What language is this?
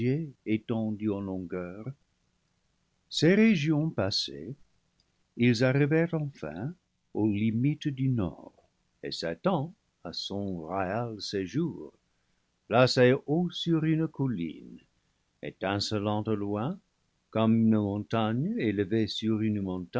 French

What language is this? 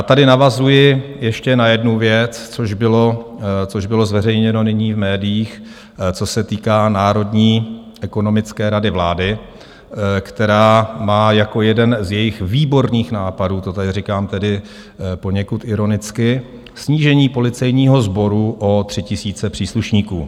Czech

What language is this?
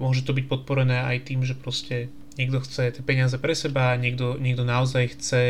Slovak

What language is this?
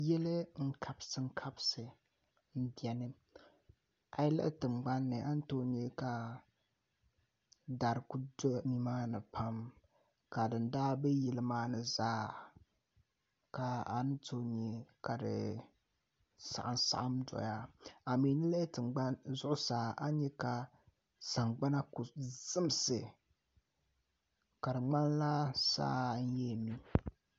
Dagbani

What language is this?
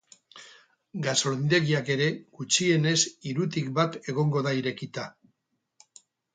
Basque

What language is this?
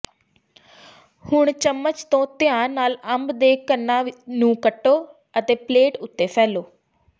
Punjabi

